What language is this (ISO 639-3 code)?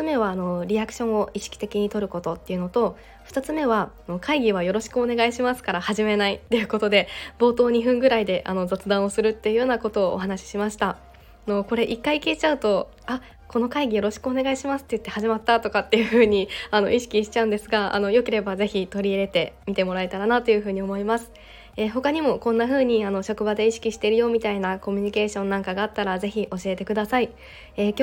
jpn